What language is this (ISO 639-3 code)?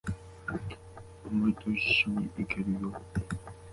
jpn